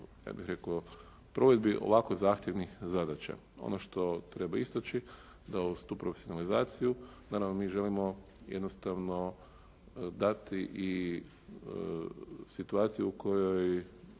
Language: Croatian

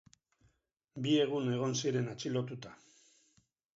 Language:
Basque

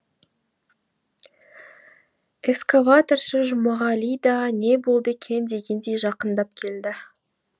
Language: Kazakh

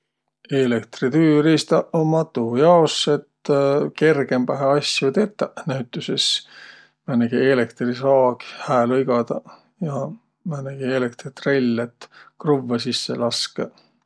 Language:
Võro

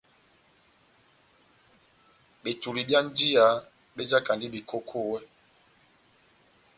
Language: Batanga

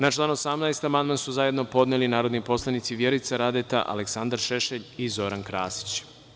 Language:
Serbian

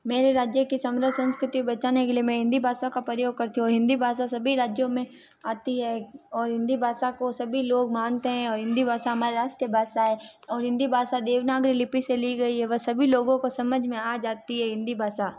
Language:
Hindi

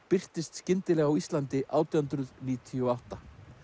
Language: Icelandic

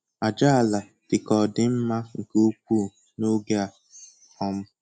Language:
Igbo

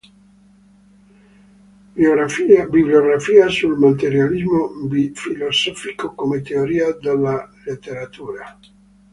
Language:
Italian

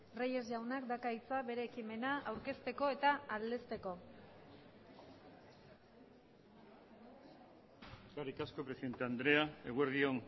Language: Basque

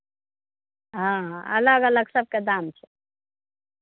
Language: Maithili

